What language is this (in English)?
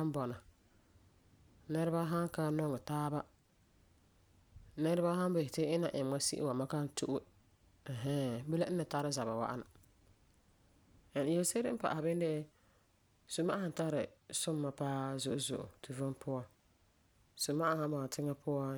Frafra